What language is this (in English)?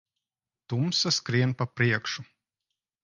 Latvian